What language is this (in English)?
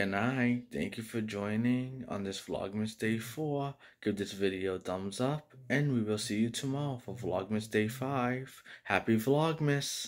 English